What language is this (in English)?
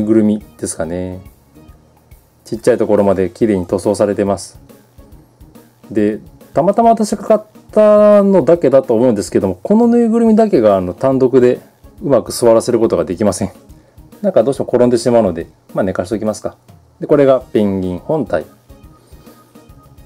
Japanese